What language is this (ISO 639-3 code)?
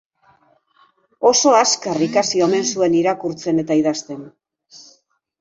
eus